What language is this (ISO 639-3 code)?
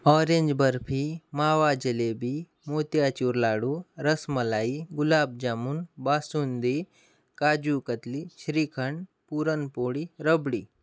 mar